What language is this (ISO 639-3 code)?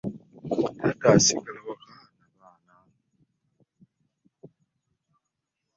lug